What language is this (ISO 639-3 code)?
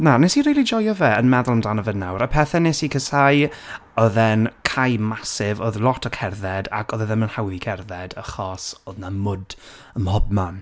cym